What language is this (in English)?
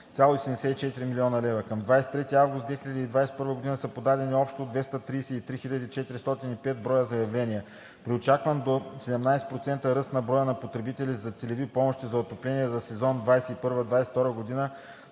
Bulgarian